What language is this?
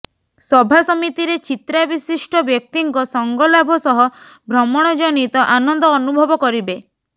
Odia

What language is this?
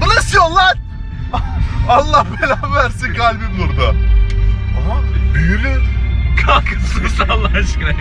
Turkish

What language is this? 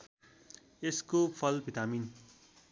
Nepali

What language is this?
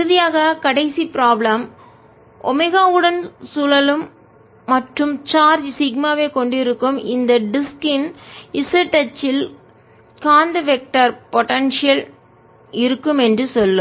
Tamil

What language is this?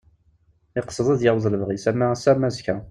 Kabyle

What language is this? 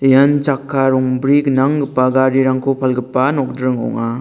Garo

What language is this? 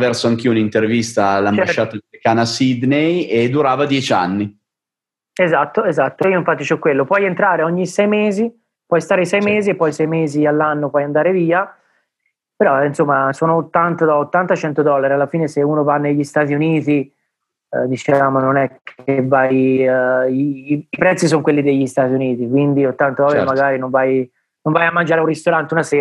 Italian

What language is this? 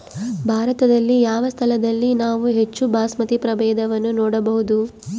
Kannada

